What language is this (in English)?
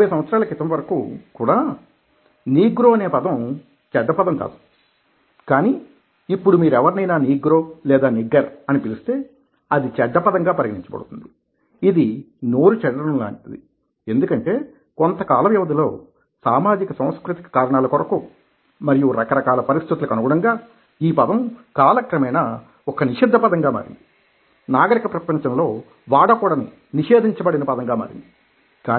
Telugu